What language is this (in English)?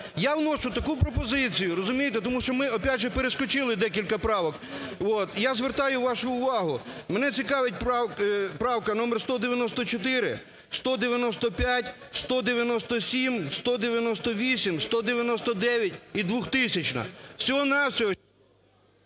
Ukrainian